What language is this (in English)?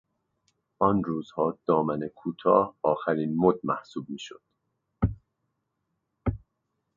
Persian